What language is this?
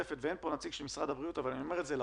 Hebrew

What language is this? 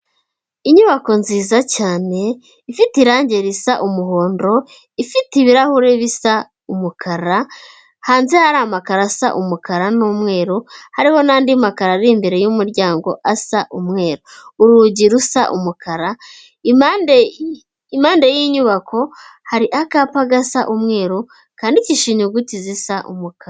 Kinyarwanda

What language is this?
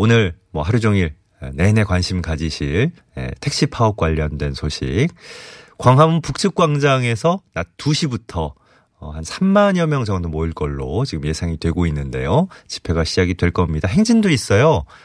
Korean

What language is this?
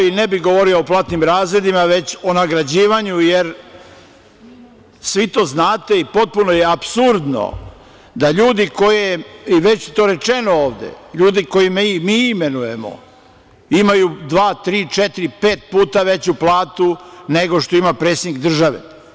Serbian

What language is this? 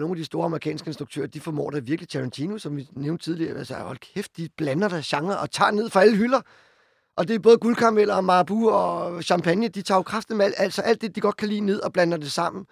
Danish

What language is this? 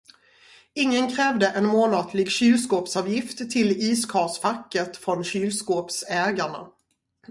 Swedish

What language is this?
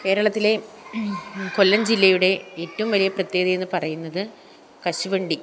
Malayalam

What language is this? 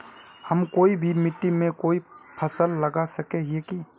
Magahi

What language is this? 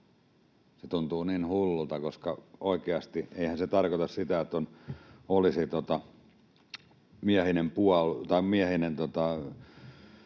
Finnish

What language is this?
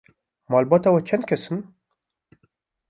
Kurdish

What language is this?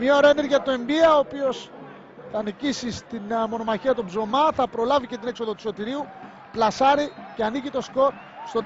Greek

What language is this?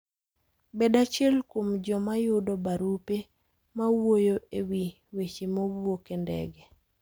Luo (Kenya and Tanzania)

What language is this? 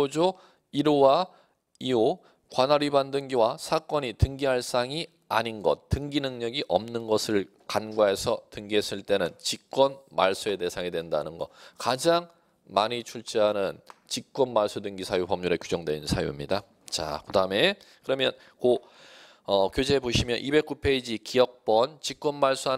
Korean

